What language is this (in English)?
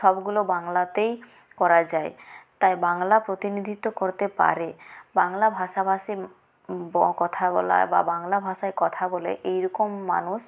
Bangla